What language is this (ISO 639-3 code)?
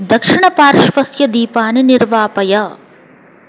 san